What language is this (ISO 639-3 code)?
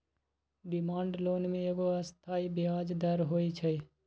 mag